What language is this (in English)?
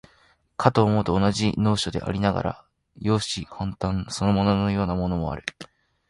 Japanese